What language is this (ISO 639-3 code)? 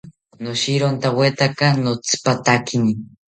cpy